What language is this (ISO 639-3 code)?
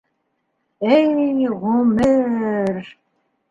bak